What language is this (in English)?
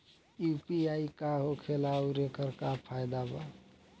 Bhojpuri